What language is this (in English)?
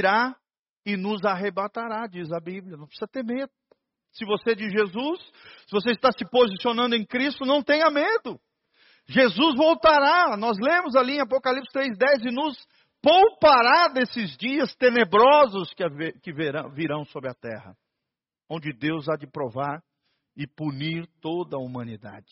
Portuguese